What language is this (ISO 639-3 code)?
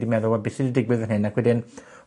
cym